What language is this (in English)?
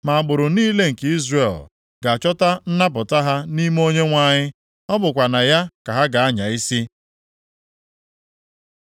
Igbo